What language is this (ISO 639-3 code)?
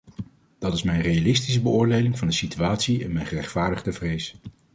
nld